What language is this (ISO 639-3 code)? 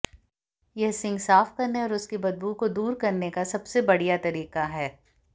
hin